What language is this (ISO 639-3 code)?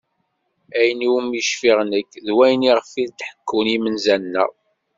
kab